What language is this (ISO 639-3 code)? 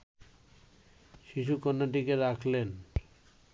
ben